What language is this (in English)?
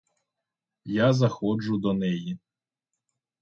Ukrainian